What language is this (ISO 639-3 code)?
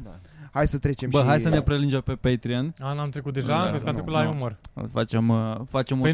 ron